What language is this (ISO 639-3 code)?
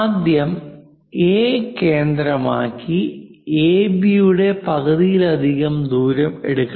mal